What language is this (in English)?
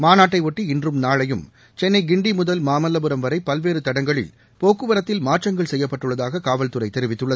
Tamil